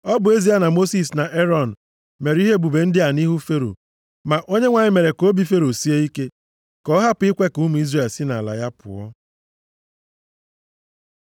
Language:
Igbo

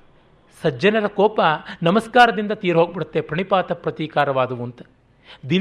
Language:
Kannada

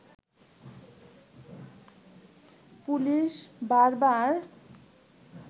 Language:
Bangla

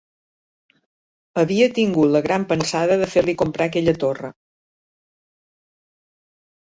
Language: Catalan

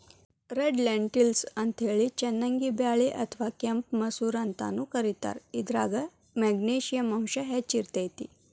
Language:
Kannada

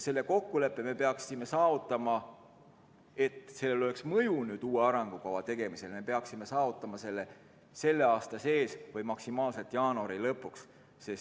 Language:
Estonian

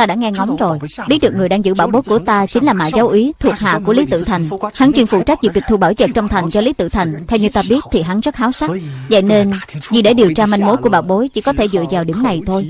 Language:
Vietnamese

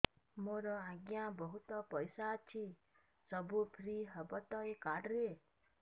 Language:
Odia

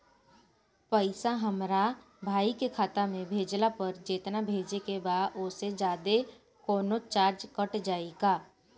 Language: Bhojpuri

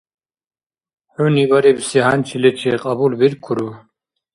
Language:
Dargwa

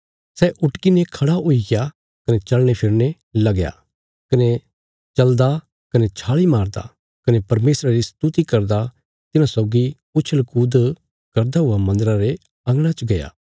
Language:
Bilaspuri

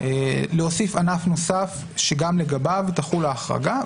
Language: Hebrew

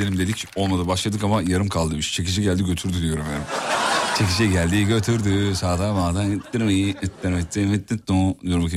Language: Turkish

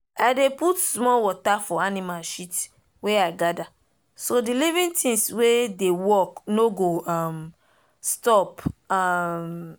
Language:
Nigerian Pidgin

